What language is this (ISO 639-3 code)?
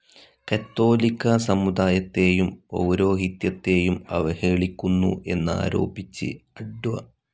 mal